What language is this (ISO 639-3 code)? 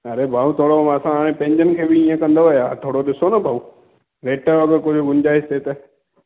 snd